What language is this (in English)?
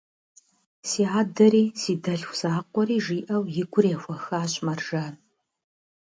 Kabardian